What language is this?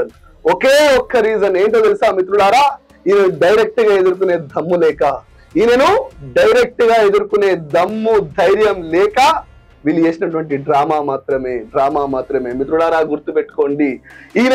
Telugu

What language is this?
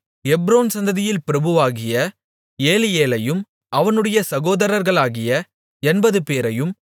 Tamil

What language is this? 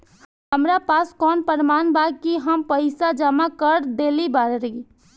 Bhojpuri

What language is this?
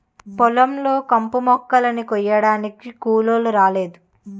Telugu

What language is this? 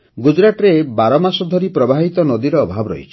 Odia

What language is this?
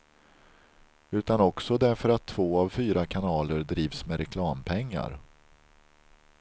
Swedish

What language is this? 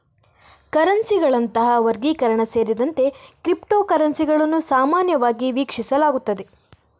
Kannada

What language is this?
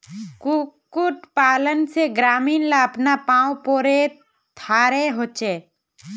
Magahi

